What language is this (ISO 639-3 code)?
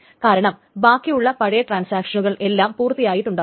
mal